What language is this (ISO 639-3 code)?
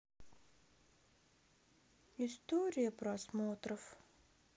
rus